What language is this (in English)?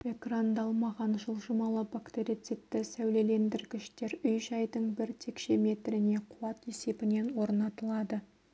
Kazakh